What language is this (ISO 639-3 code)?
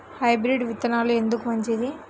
tel